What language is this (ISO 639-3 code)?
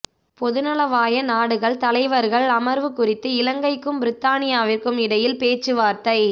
tam